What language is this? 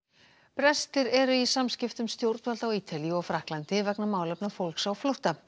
Icelandic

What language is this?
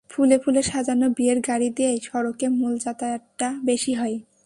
Bangla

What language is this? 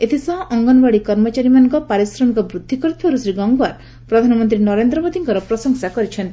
Odia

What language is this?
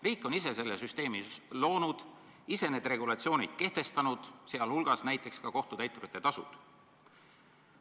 Estonian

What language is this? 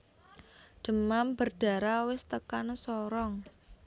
Javanese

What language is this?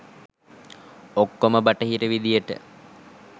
Sinhala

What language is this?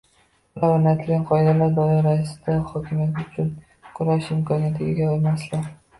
Uzbek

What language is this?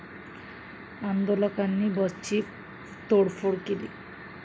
Marathi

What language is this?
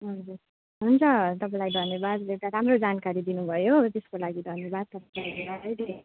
Nepali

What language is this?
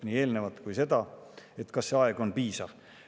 Estonian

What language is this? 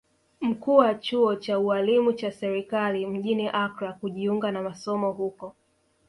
Swahili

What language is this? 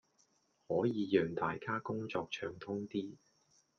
Cantonese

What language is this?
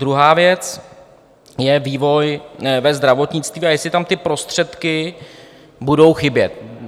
Czech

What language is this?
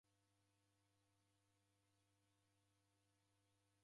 Taita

